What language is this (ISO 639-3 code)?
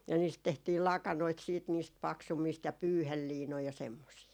fin